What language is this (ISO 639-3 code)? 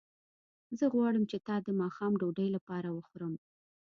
pus